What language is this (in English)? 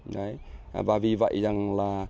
Vietnamese